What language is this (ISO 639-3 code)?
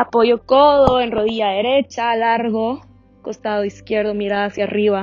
spa